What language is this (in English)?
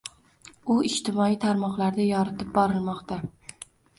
Uzbek